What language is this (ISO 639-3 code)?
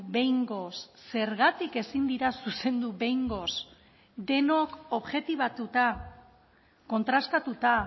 eus